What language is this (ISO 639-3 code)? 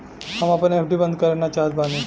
bho